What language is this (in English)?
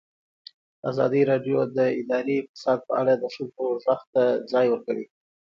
Pashto